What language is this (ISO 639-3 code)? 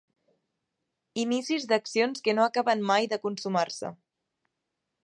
cat